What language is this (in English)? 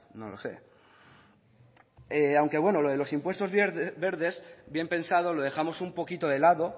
Spanish